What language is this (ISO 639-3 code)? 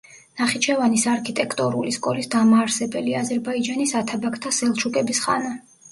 kat